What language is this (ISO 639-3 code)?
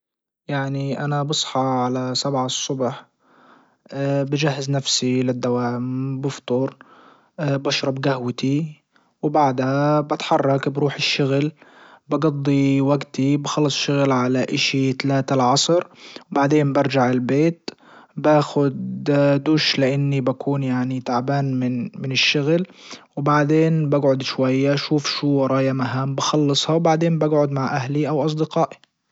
ayl